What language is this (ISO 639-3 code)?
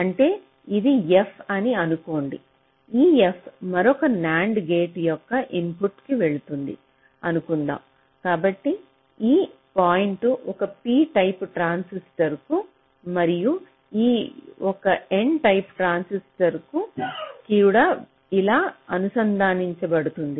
tel